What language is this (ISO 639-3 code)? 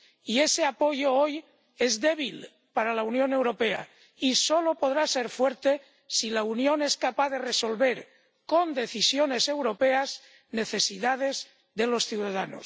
spa